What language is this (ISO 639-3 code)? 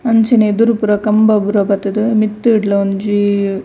tcy